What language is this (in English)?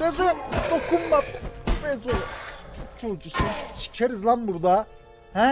Turkish